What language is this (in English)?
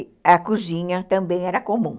Portuguese